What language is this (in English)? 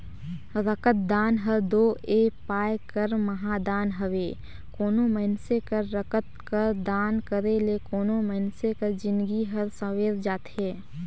Chhattisgarhi